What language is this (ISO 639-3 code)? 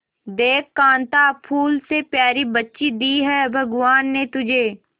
hin